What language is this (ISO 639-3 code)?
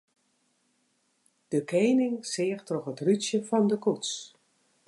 fry